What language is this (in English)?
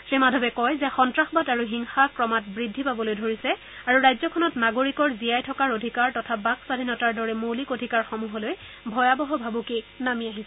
Assamese